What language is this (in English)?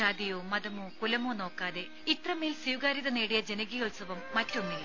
Malayalam